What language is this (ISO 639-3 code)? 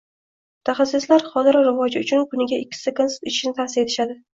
uzb